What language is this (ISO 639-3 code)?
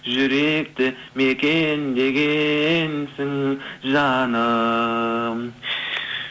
kaz